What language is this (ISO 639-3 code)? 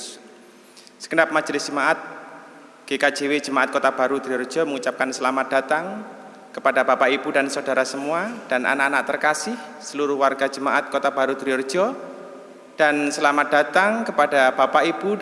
ind